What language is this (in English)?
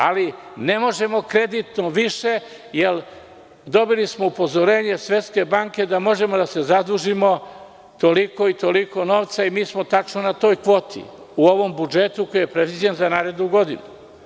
Serbian